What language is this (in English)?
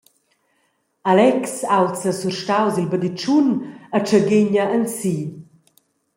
Romansh